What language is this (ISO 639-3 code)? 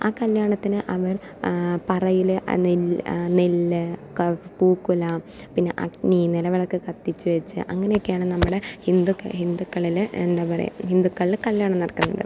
mal